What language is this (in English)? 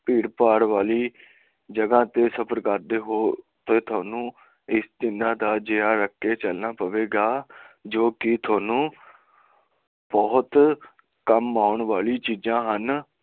Punjabi